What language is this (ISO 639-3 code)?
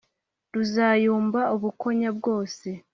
kin